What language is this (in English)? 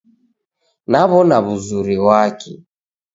Taita